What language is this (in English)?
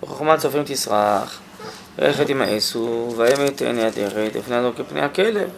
Hebrew